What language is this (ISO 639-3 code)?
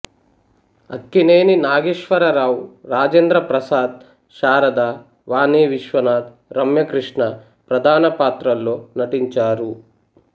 tel